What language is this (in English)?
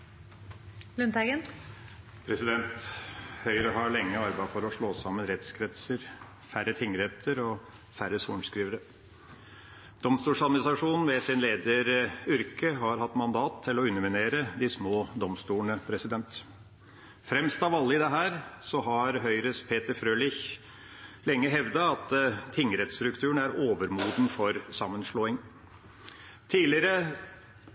Norwegian Bokmål